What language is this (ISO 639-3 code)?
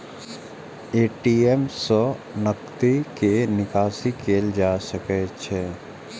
mai